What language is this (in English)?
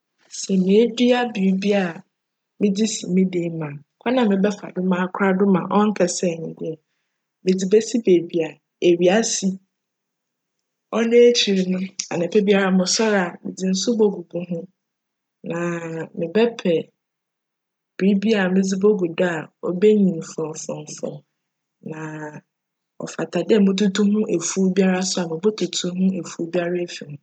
Akan